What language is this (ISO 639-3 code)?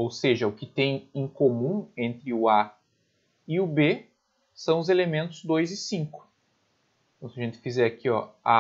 por